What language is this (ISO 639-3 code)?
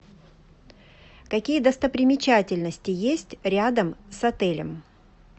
rus